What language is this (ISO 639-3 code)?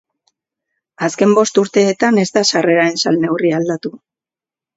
eus